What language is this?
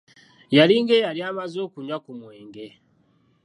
Ganda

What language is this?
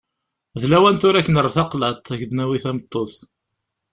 Kabyle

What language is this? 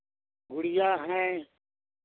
Hindi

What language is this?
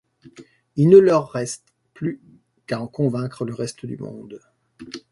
French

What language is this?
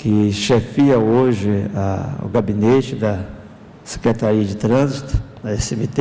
Portuguese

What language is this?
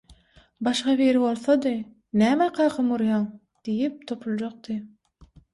Turkmen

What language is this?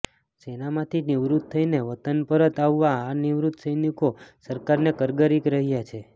Gujarati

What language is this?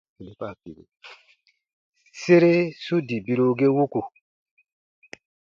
Baatonum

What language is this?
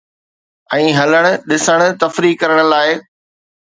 Sindhi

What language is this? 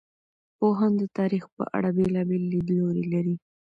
Pashto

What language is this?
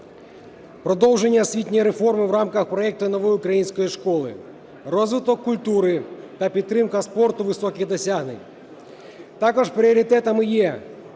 Ukrainian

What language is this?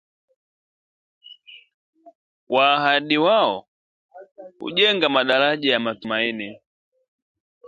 Swahili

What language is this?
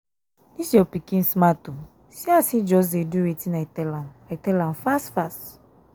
Nigerian Pidgin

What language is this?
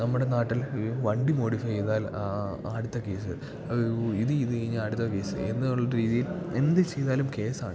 Malayalam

